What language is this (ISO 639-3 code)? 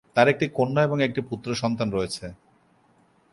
ben